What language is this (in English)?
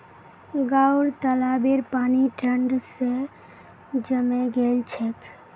Magahi